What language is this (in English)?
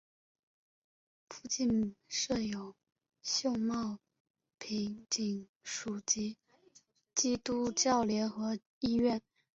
Chinese